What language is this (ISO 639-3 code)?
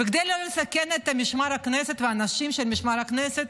heb